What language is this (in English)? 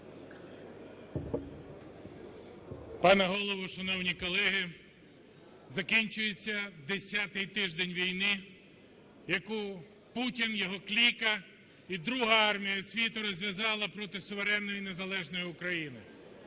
Ukrainian